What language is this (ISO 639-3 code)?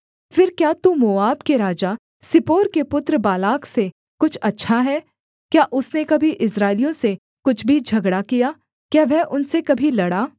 hin